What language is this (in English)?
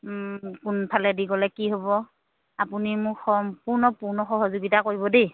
Assamese